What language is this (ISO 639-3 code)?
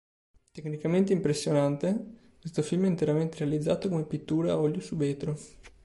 ita